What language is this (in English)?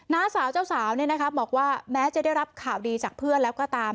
Thai